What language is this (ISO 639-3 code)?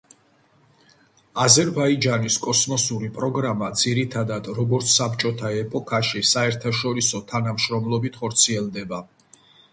kat